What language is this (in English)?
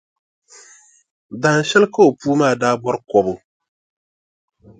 Dagbani